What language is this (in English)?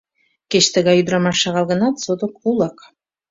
Mari